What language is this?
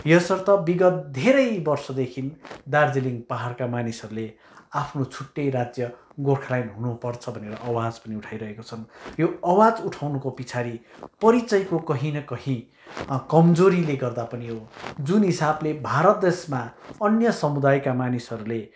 Nepali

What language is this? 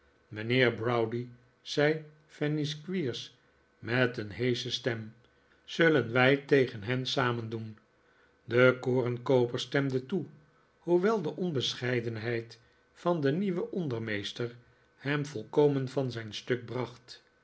Dutch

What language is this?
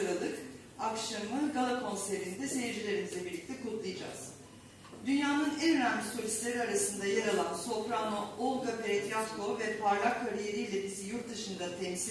Turkish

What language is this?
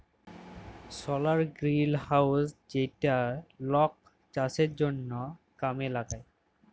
Bangla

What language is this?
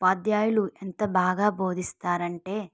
Telugu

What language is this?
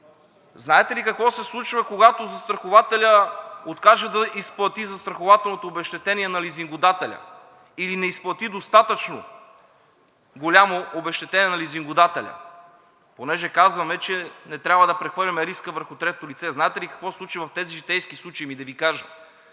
Bulgarian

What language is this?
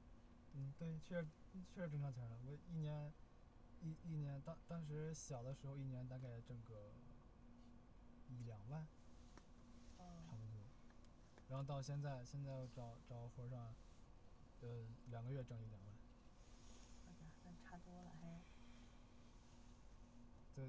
Chinese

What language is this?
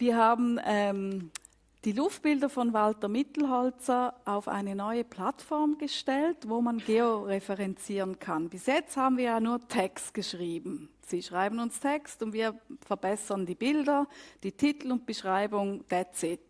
German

